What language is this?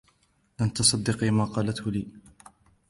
Arabic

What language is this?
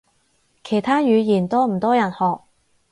Cantonese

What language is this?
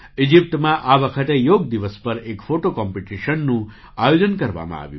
Gujarati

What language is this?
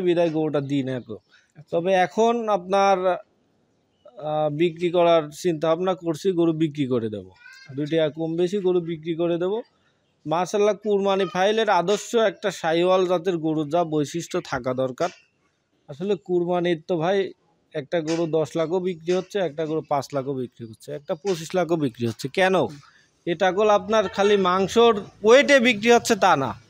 Arabic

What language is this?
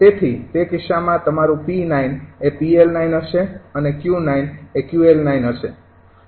Gujarati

